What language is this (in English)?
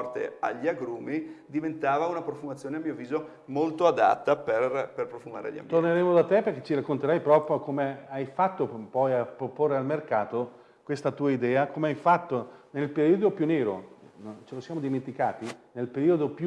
Italian